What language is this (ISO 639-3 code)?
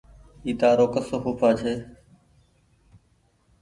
gig